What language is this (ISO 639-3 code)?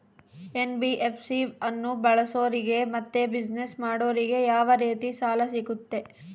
kan